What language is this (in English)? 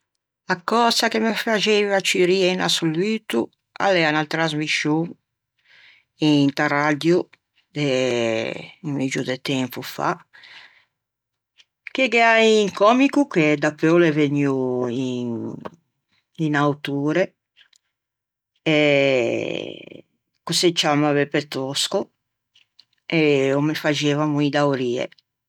Ligurian